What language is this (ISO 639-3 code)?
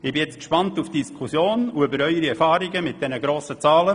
gsw